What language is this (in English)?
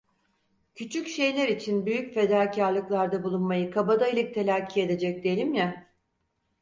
Turkish